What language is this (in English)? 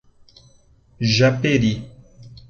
Portuguese